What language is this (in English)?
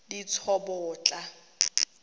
Tswana